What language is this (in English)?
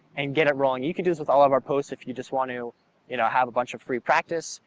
English